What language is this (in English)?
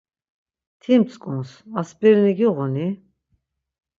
Laz